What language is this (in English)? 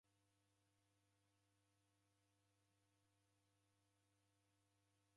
Taita